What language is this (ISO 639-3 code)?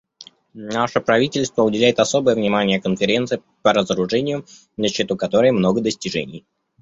rus